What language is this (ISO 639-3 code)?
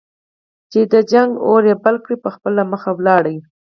pus